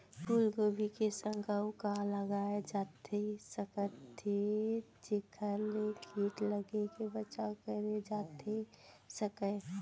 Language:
Chhattisgarhi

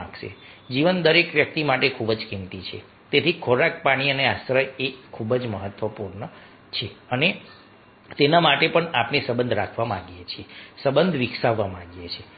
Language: Gujarati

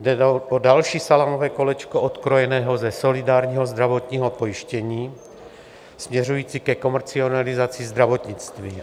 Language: Czech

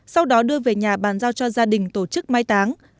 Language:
Vietnamese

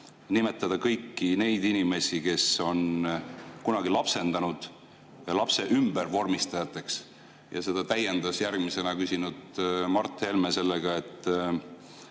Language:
Estonian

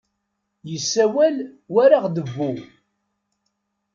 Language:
Kabyle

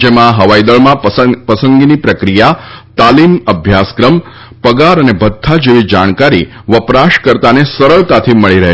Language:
Gujarati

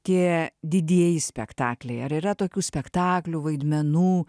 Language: Lithuanian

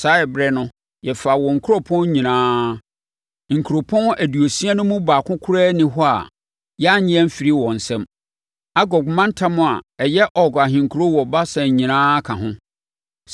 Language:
Akan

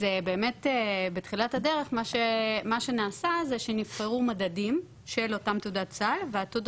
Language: Hebrew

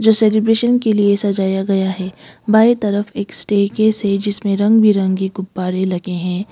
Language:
Hindi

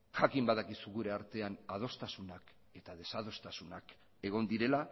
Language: Basque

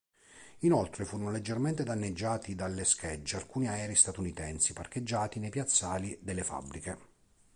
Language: Italian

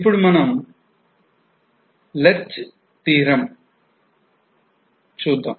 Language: Telugu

